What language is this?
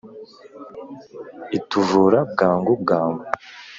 Kinyarwanda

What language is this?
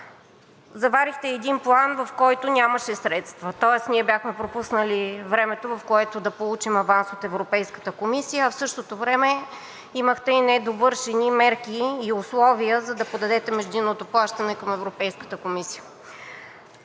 Bulgarian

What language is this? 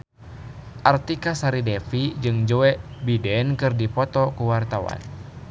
Sundanese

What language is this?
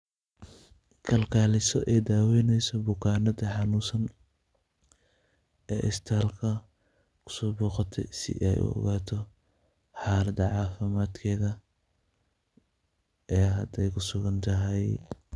Somali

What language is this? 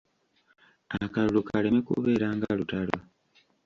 Ganda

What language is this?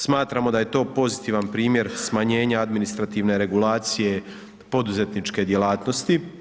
Croatian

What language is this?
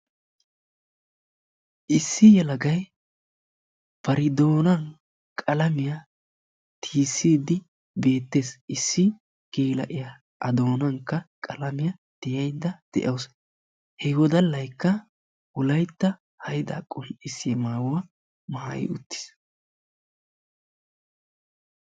Wolaytta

